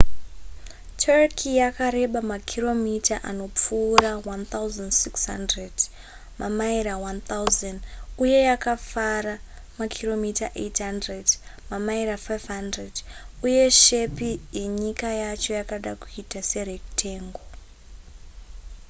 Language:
Shona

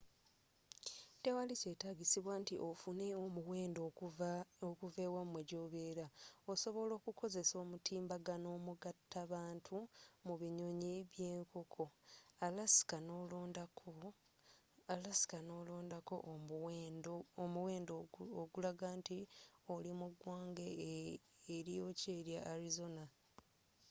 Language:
Ganda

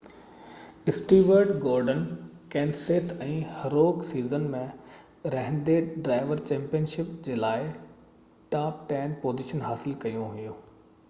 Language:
Sindhi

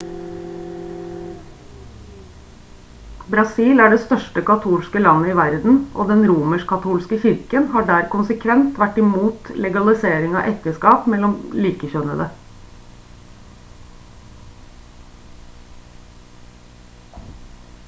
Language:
Norwegian Bokmål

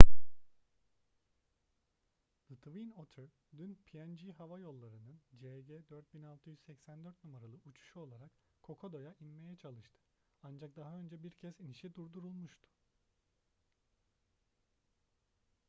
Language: Turkish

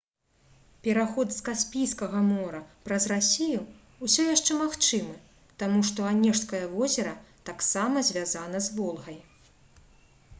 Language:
Belarusian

